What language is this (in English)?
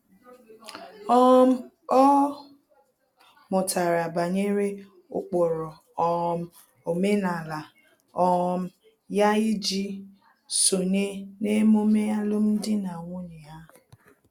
Igbo